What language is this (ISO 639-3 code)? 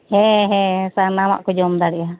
sat